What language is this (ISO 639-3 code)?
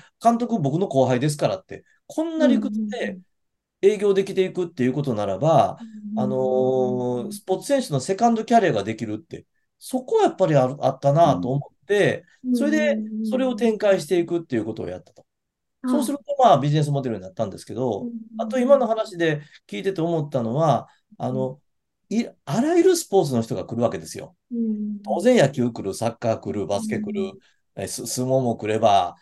jpn